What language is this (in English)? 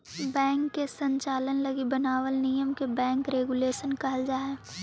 Magahi